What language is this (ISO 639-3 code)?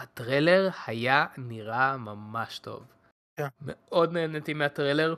heb